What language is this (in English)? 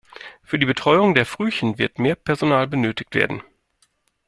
German